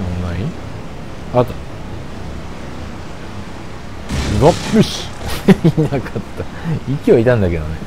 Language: Japanese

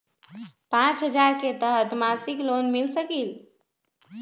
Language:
Magahi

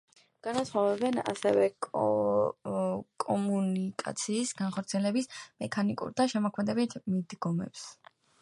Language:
Georgian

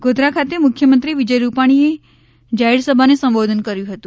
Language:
Gujarati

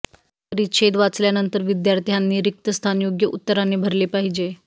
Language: Marathi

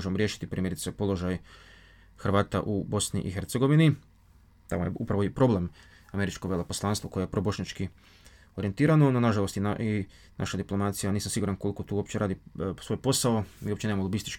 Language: Croatian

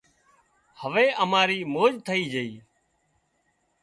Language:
Wadiyara Koli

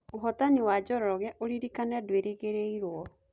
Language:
Kikuyu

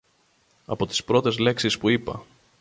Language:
Greek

